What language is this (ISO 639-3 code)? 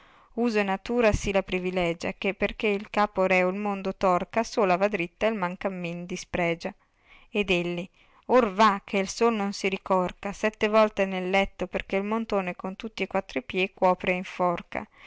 ita